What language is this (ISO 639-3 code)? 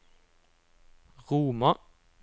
nor